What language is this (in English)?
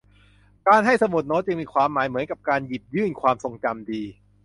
Thai